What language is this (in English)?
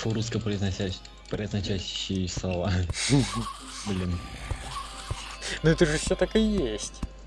Russian